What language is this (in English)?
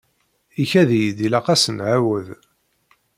Kabyle